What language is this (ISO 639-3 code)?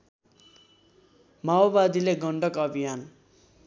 nep